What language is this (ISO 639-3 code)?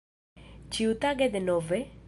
epo